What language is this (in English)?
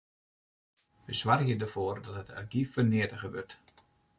Western Frisian